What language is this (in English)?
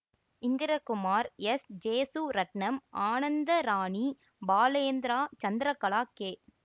Tamil